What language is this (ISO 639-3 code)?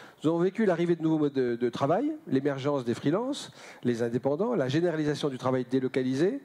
fra